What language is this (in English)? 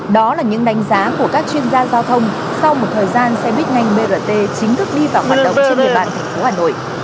Vietnamese